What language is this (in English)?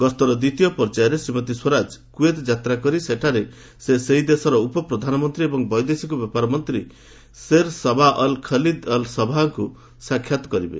Odia